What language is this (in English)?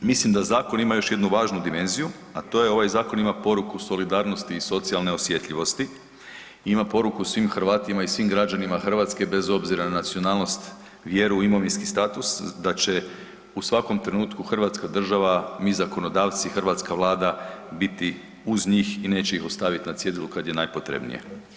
Croatian